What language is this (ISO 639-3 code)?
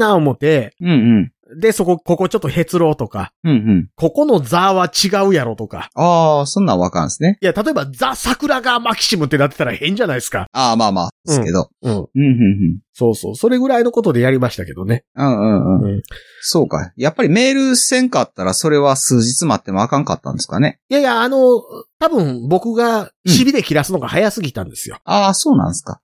jpn